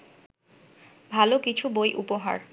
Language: Bangla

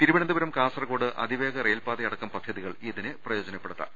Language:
Malayalam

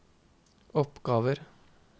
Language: Norwegian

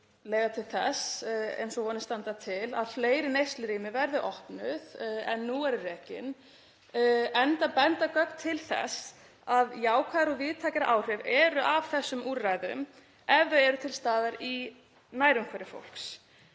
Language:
Icelandic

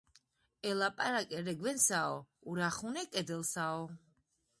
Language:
Georgian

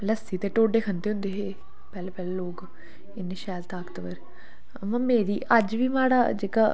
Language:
Dogri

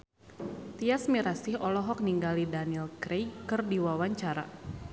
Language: Sundanese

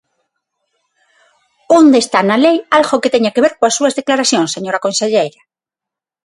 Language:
Galician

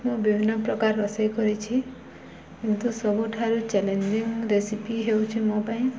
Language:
Odia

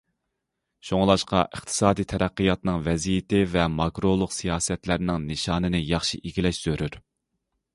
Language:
Uyghur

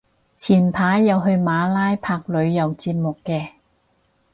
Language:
Cantonese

